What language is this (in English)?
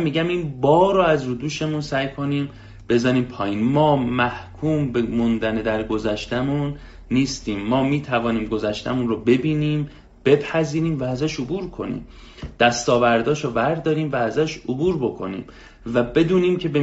Persian